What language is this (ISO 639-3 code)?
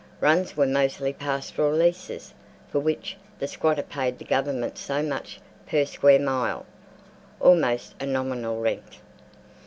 eng